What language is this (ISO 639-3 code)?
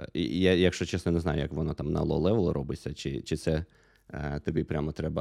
ukr